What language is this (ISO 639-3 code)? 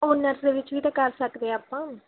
pan